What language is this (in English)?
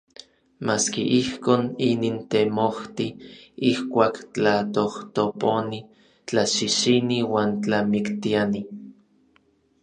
Orizaba Nahuatl